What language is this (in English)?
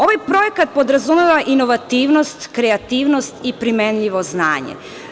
Serbian